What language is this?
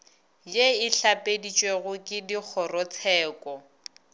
Northern Sotho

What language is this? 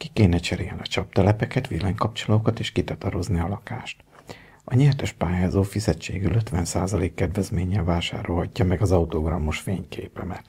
Hungarian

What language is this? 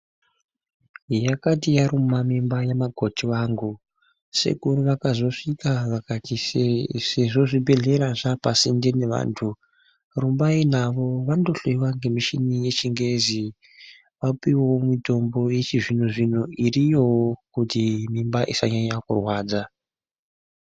Ndau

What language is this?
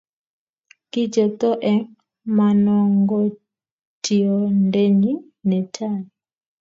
Kalenjin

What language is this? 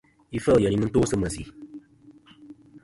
Kom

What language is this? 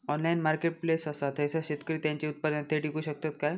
Marathi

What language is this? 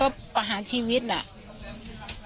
Thai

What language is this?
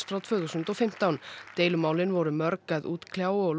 Icelandic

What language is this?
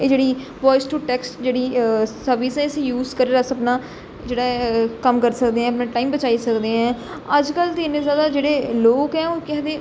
Dogri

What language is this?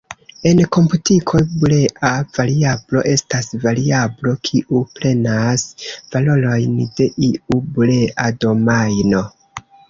Esperanto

